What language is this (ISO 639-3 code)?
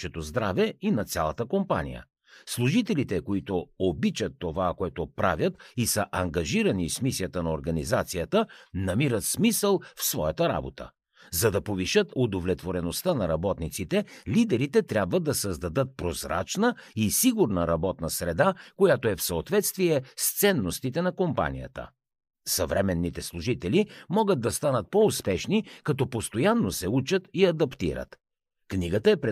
bul